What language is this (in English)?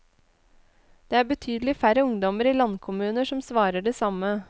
Norwegian